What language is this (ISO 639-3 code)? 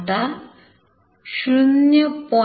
mar